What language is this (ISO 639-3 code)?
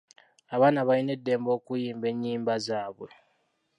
lug